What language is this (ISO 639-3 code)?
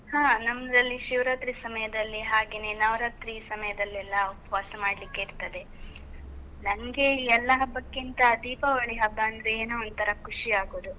kan